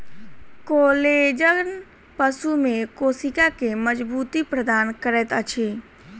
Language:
Maithili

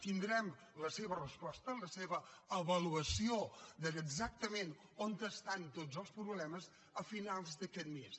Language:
Catalan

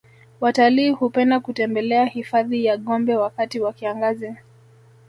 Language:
Swahili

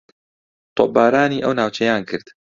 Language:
Central Kurdish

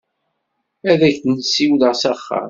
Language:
Kabyle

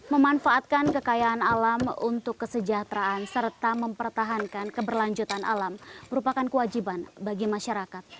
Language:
Indonesian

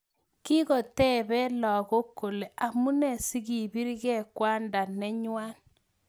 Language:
Kalenjin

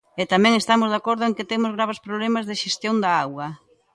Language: Galician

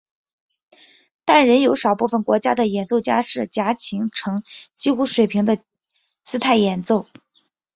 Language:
Chinese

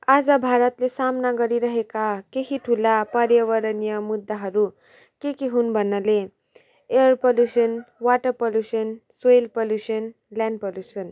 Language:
Nepali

